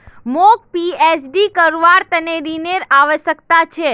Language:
Magahi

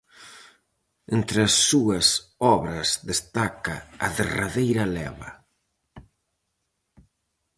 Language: Galician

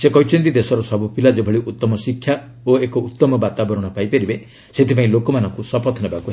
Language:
Odia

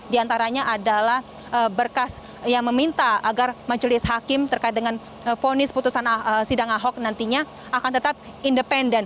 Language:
Indonesian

